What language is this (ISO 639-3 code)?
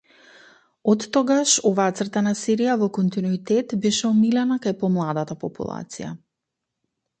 mkd